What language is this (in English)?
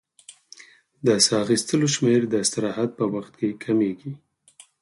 Pashto